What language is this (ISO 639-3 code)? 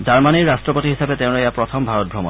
asm